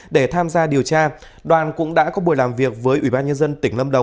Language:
Vietnamese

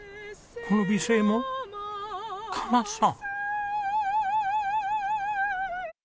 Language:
Japanese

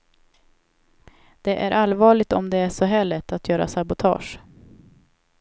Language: Swedish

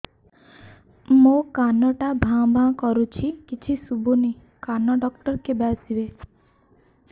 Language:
Odia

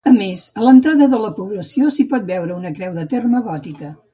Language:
Catalan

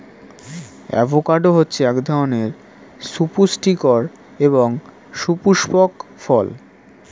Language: Bangla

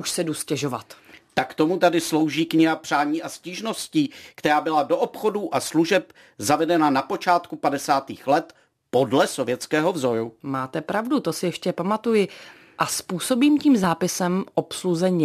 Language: Czech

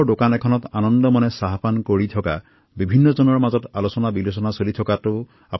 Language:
Assamese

